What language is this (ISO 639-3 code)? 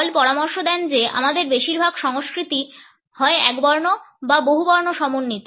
ben